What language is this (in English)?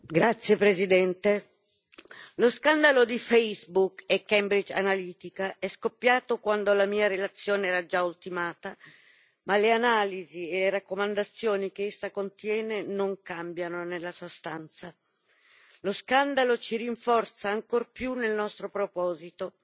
Italian